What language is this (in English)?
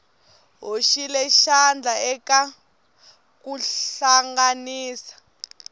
Tsonga